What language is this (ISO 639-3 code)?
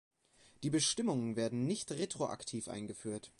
deu